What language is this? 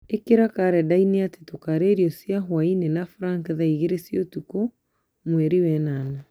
Kikuyu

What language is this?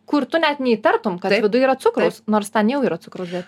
Lithuanian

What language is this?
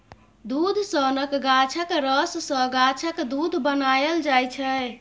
Maithili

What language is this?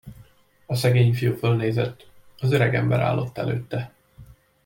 Hungarian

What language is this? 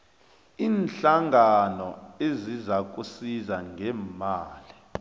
South Ndebele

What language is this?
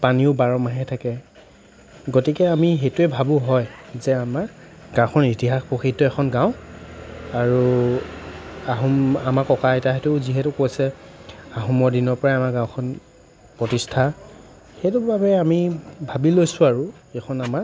Assamese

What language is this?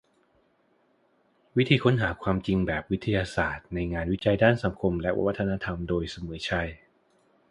Thai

